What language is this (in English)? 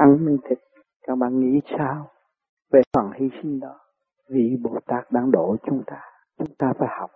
Vietnamese